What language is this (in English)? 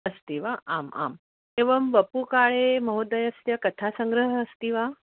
Sanskrit